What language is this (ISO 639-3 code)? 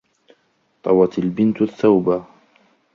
ara